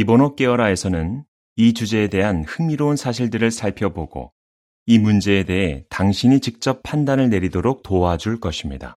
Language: Korean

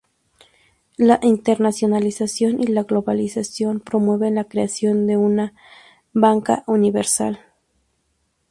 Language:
Spanish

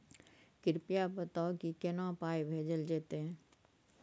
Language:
Maithili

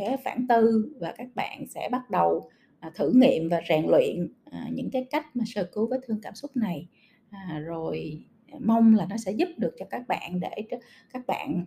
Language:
Vietnamese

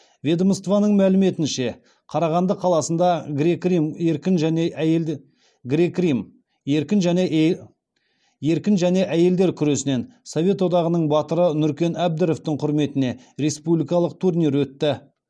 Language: Kazakh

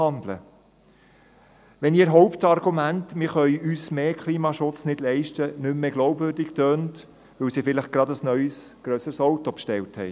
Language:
Swiss German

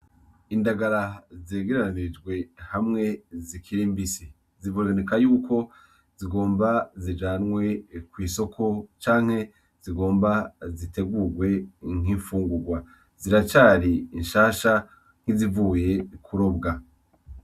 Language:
Rundi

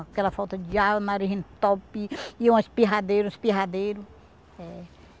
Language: Portuguese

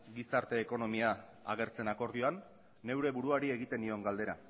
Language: Basque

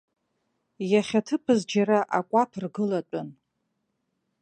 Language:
Abkhazian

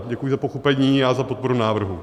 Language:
Czech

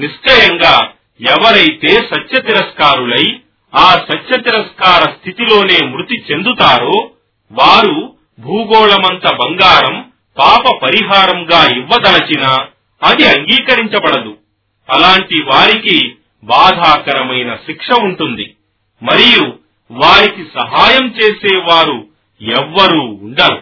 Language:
Telugu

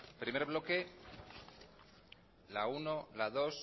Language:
Spanish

